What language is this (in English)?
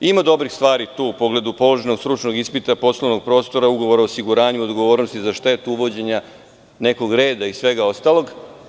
Serbian